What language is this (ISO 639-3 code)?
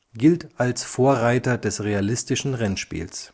deu